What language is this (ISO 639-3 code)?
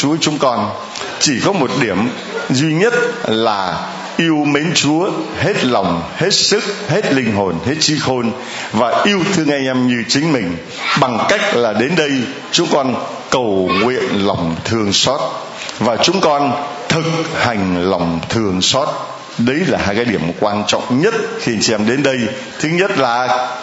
vie